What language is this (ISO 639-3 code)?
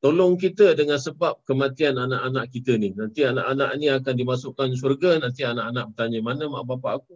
msa